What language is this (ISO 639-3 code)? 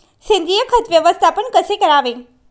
mar